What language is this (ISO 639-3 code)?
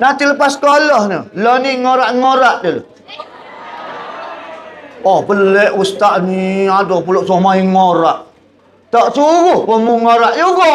msa